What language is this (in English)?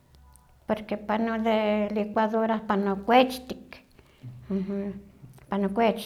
Huaxcaleca Nahuatl